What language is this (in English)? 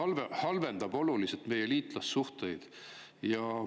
Estonian